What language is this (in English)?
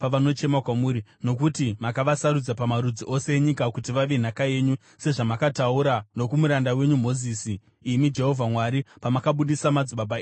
Shona